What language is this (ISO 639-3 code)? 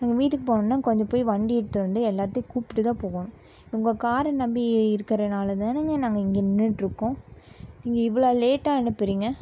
tam